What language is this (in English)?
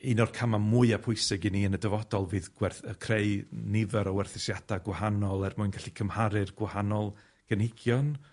Welsh